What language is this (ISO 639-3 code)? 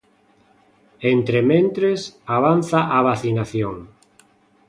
glg